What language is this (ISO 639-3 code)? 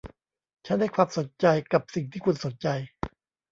tha